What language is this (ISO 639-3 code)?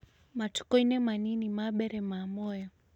kik